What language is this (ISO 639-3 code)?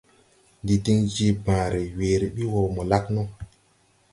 tui